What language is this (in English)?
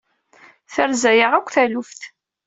Kabyle